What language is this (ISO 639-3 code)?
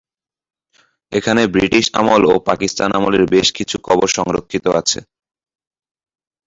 ben